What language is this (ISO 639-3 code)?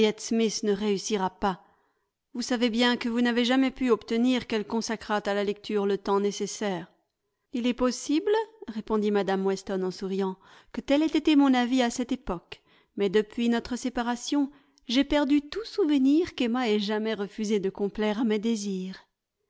fra